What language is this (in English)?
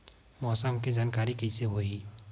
Chhattisgarhi